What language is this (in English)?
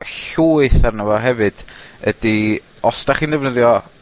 Welsh